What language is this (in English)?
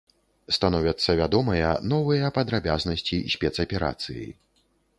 Belarusian